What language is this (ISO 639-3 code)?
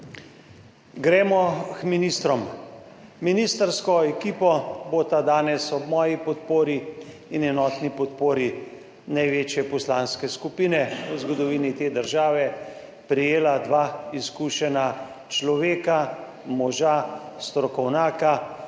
slv